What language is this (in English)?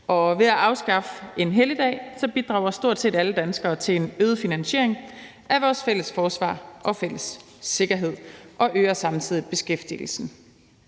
Danish